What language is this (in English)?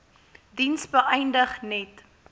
Afrikaans